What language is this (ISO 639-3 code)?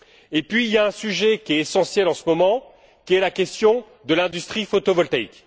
fra